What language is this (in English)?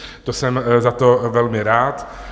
Czech